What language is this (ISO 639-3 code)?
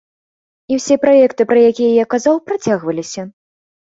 bel